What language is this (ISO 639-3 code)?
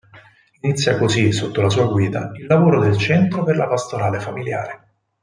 ita